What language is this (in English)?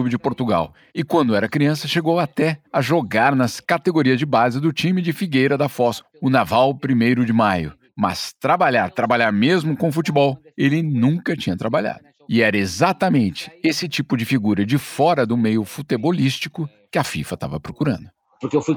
Portuguese